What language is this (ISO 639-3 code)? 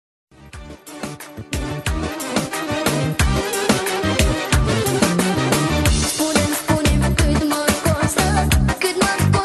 bul